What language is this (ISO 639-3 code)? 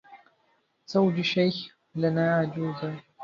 ara